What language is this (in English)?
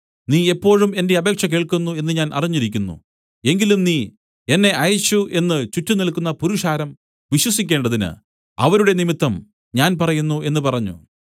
Malayalam